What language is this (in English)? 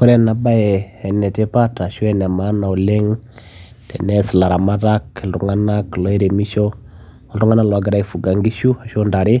Masai